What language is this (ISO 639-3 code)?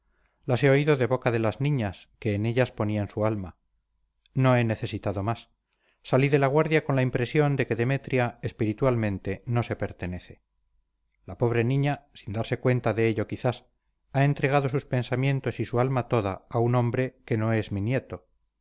spa